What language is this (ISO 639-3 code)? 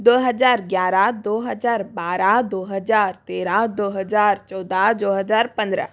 hin